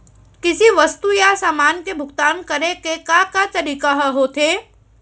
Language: Chhattisgarhi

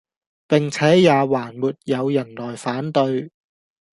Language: Cantonese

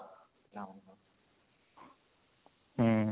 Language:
Odia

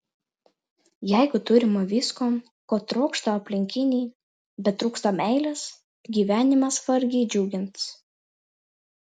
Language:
Lithuanian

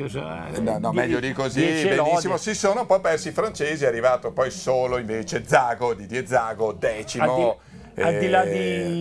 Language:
Italian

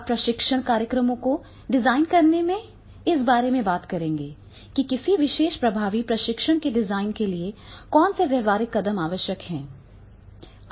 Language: Hindi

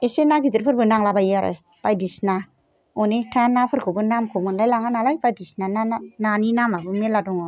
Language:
Bodo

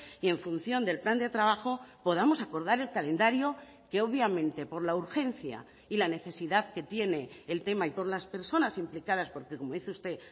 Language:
Spanish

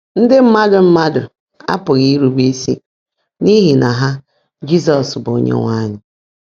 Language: Igbo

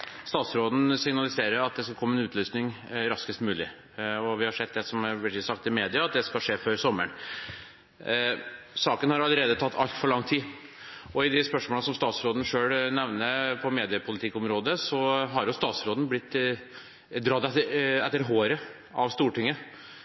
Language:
Norwegian Bokmål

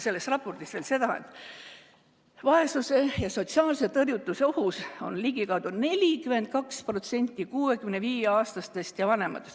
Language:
Estonian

